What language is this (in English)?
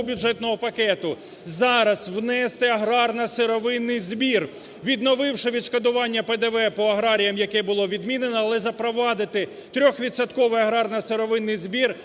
Ukrainian